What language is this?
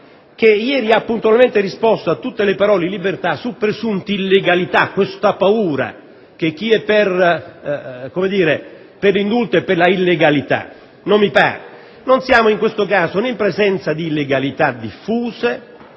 Italian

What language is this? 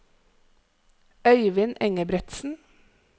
Norwegian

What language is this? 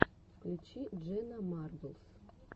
Russian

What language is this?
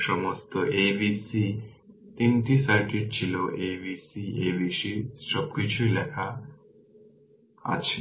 Bangla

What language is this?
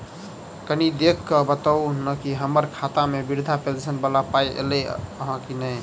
Maithili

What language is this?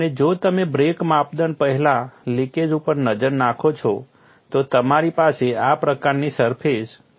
Gujarati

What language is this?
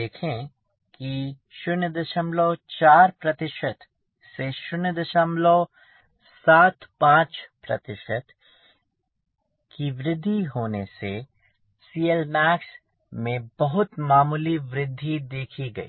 Hindi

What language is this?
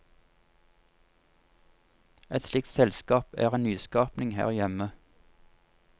Norwegian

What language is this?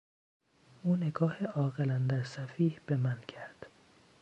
Persian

